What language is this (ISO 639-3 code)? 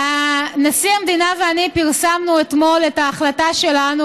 heb